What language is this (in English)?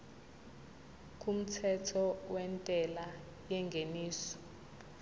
Zulu